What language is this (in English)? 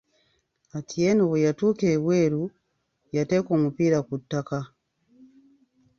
Ganda